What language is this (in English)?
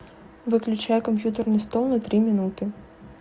Russian